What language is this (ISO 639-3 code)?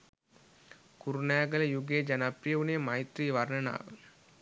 sin